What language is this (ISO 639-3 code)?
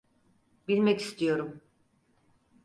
tur